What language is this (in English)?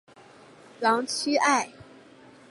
Chinese